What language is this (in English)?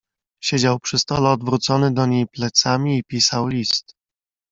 Polish